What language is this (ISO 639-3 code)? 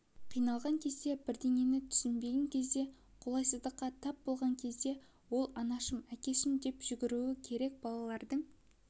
kaz